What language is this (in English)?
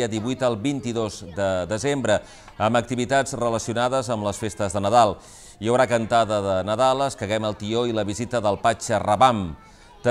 Spanish